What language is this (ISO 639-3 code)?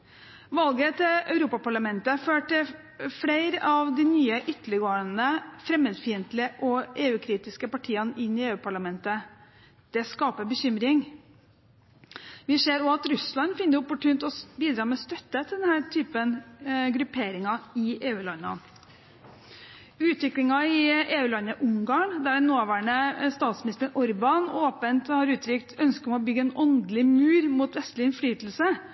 nob